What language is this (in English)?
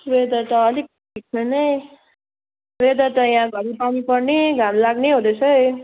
Nepali